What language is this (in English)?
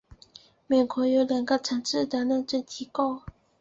Chinese